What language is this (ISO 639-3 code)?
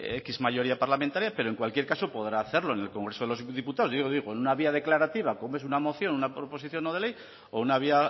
spa